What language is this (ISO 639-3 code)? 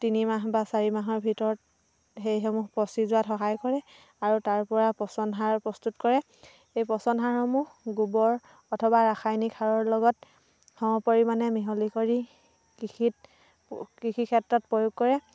asm